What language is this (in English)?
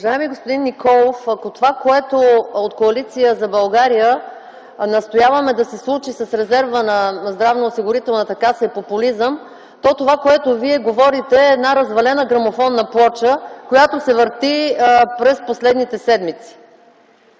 Bulgarian